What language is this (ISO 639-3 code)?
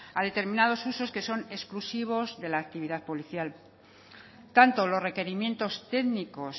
spa